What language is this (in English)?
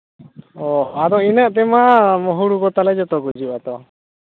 Santali